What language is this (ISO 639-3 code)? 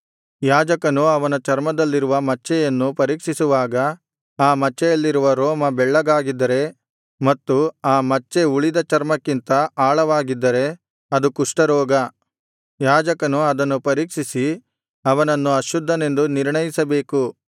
kan